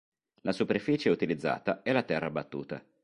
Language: Italian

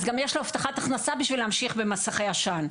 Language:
Hebrew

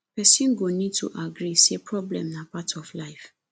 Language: Nigerian Pidgin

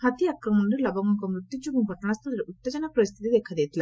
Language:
Odia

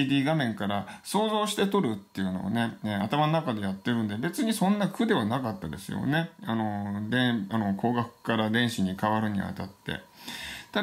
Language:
Japanese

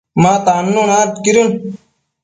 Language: Matsés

